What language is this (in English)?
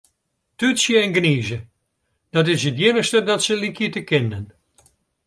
Western Frisian